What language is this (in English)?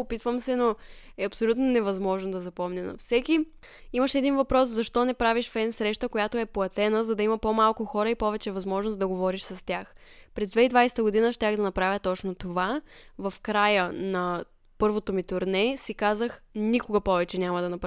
Bulgarian